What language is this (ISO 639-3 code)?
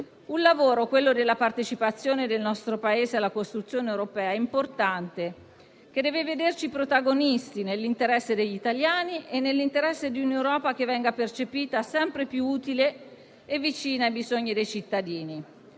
ita